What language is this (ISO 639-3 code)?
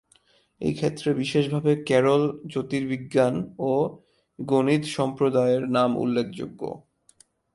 ben